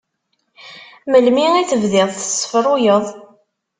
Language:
Kabyle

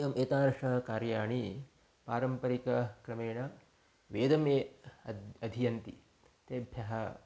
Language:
Sanskrit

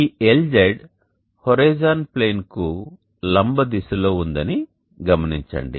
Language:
Telugu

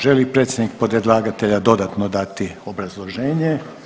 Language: Croatian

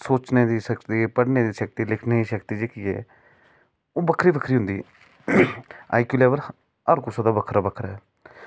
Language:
Dogri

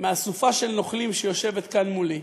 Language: Hebrew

